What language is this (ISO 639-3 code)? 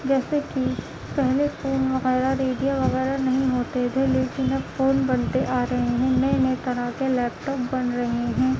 urd